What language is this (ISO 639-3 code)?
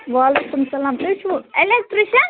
kas